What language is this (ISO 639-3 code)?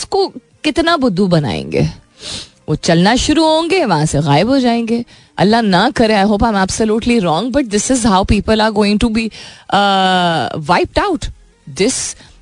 hin